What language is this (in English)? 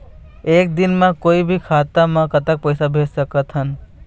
Chhattisgarhi